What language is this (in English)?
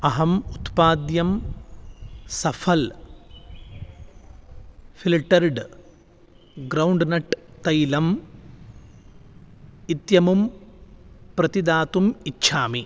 Sanskrit